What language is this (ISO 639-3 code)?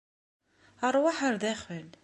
kab